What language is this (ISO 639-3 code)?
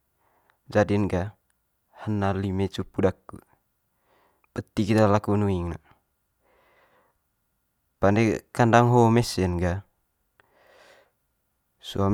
mqy